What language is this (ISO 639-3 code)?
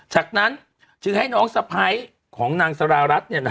tha